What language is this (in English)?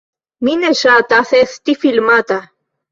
Esperanto